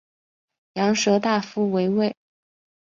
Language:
Chinese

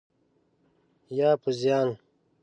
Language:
Pashto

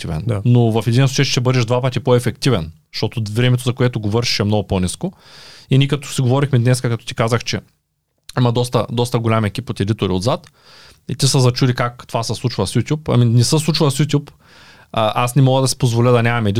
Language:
Bulgarian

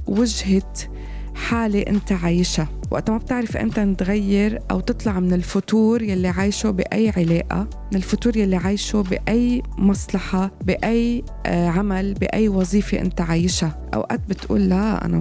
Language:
Arabic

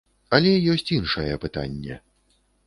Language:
Belarusian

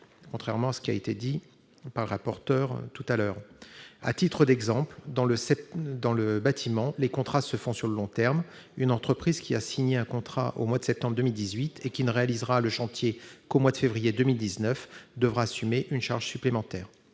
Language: French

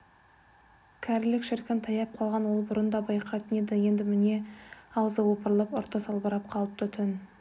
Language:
Kazakh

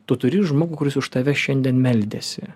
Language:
Lithuanian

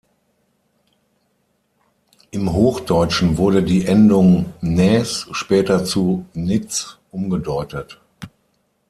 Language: German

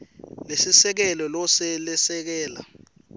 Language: Swati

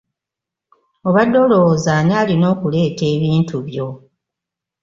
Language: Ganda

